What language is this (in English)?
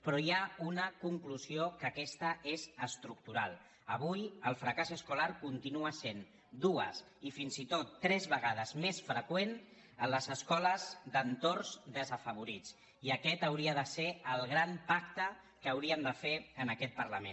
Catalan